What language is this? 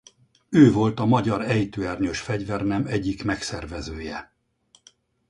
Hungarian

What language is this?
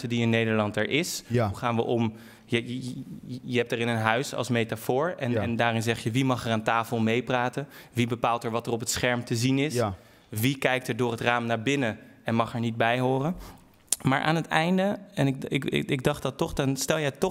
Dutch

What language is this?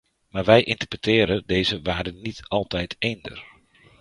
Dutch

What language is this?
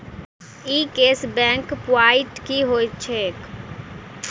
Maithili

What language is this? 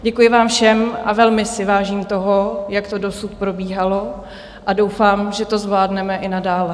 Czech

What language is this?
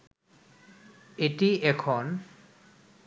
Bangla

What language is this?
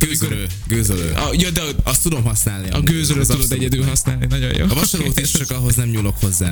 Hungarian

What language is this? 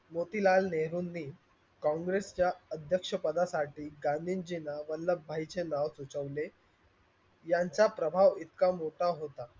Marathi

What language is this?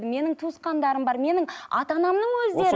Kazakh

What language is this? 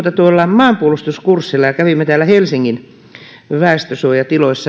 Finnish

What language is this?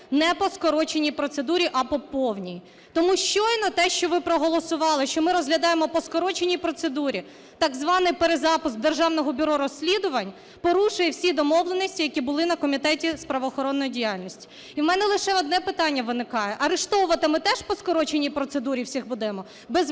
Ukrainian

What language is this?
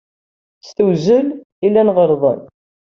Kabyle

